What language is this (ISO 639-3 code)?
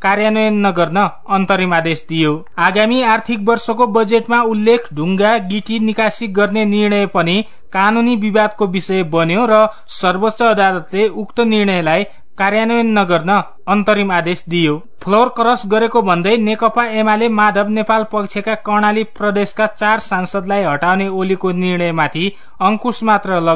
tha